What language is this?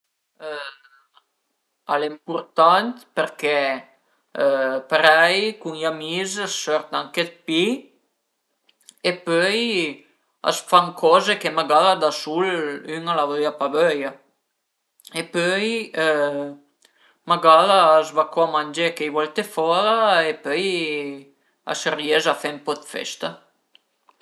Piedmontese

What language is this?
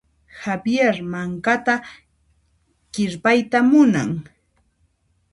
Puno Quechua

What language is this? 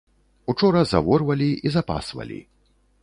Belarusian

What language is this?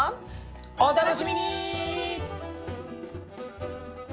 Japanese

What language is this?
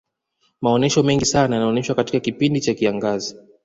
Swahili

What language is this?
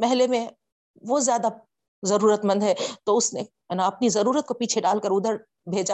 Urdu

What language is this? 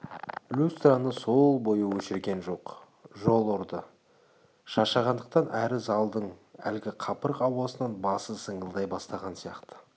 Kazakh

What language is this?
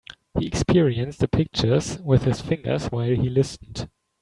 English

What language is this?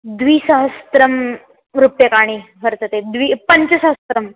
Sanskrit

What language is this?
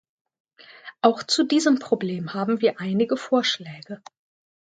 German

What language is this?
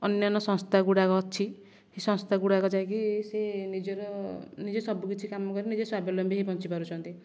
Odia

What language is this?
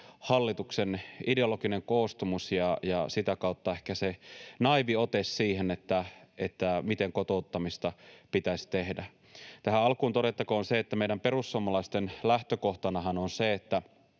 Finnish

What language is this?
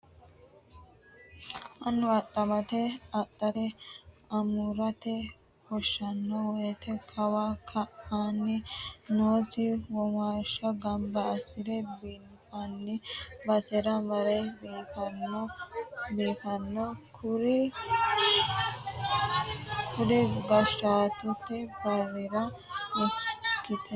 Sidamo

